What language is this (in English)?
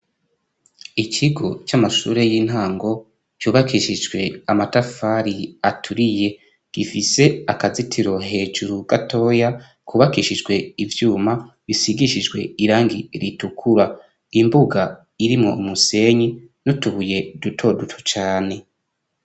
Rundi